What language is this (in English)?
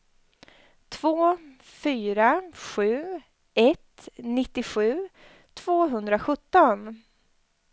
Swedish